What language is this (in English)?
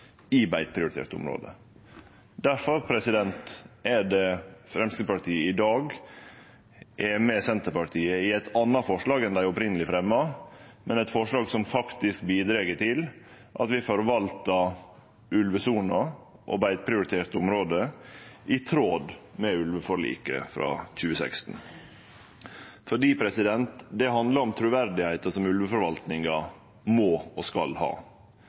Norwegian Nynorsk